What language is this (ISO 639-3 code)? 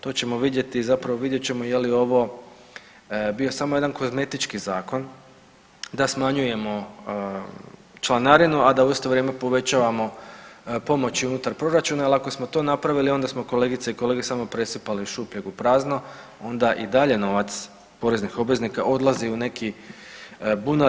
hrv